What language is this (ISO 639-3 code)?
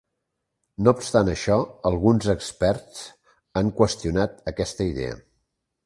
cat